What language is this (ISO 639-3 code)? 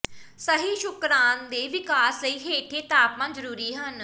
pan